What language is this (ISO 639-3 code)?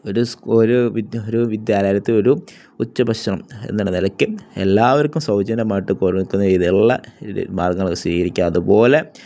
mal